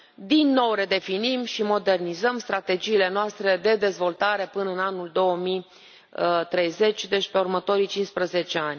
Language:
Romanian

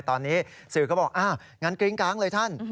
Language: Thai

